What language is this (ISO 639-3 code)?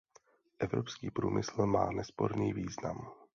ces